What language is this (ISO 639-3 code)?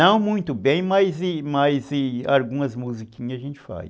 por